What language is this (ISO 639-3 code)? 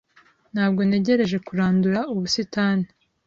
kin